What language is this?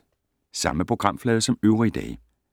Danish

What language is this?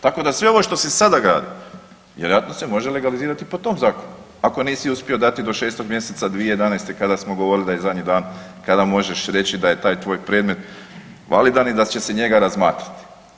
Croatian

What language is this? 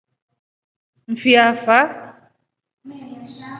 Rombo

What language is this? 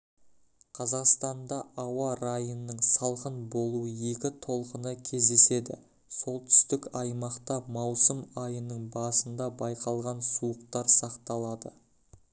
Kazakh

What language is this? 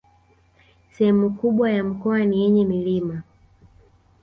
Swahili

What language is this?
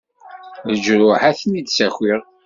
Kabyle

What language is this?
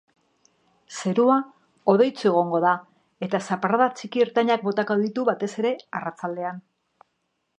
Basque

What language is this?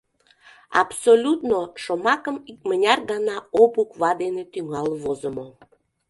Mari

